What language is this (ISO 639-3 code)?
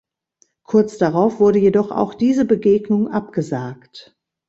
deu